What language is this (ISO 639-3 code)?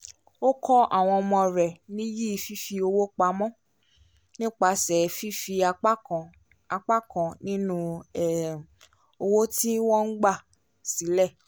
yor